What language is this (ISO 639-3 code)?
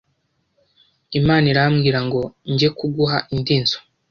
kin